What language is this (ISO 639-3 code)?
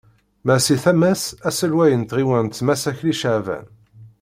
kab